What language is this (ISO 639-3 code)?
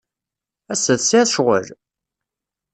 kab